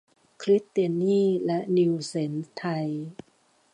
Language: Thai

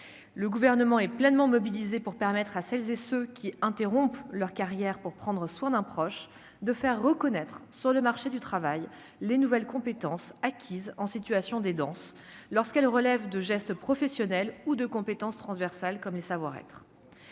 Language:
French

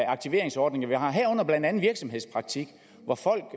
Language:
Danish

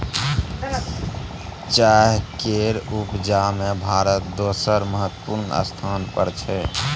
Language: Maithili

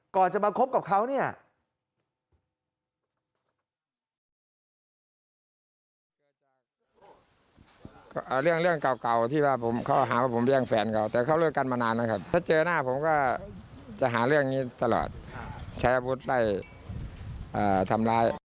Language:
Thai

